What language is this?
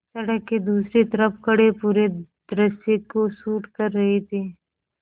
Hindi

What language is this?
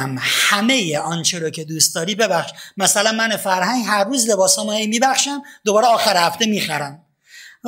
Persian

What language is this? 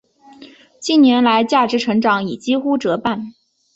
Chinese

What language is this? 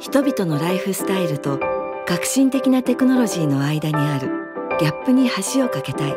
Japanese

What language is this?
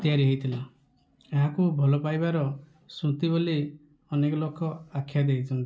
Odia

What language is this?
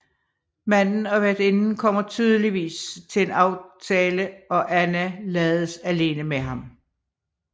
Danish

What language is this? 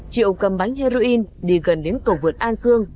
Vietnamese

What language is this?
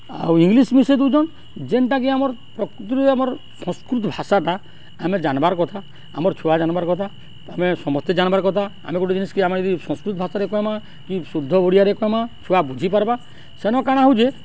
Odia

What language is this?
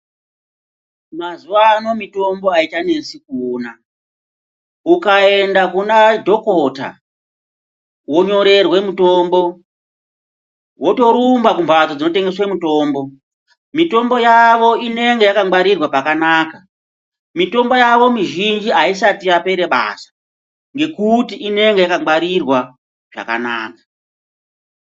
Ndau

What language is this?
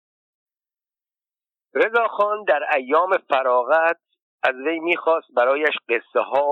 Persian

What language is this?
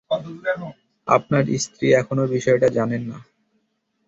Bangla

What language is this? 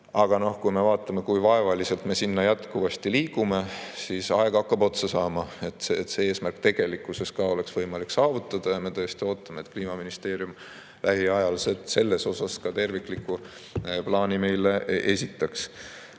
Estonian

